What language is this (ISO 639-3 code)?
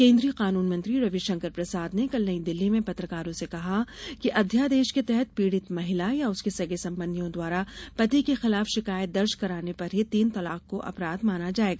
hin